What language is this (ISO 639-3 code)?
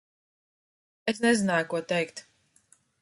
lav